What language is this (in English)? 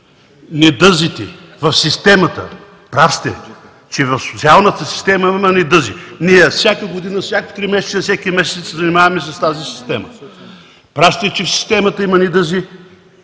Bulgarian